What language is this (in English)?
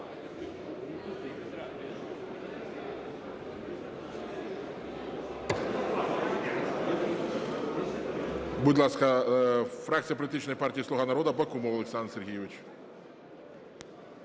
Ukrainian